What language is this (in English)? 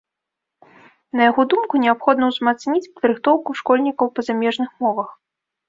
Belarusian